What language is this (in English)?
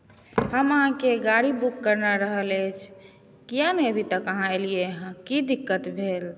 Maithili